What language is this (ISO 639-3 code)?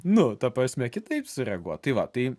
lit